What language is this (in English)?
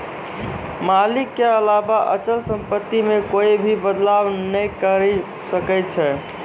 Maithili